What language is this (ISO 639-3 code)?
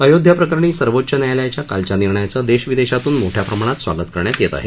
mar